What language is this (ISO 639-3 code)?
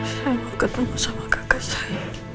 ind